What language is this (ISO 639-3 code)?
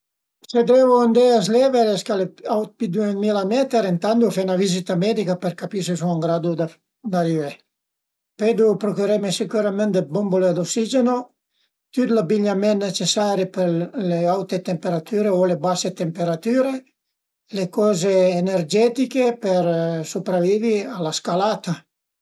pms